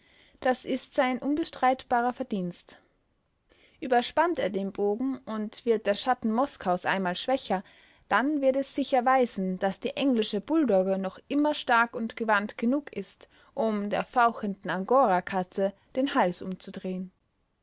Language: German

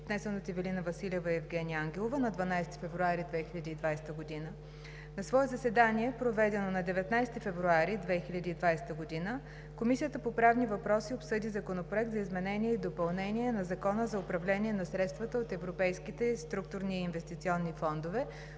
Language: Bulgarian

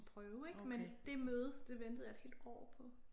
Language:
Danish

